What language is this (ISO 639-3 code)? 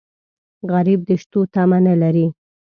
pus